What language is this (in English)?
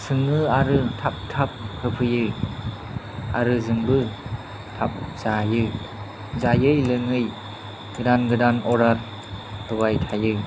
Bodo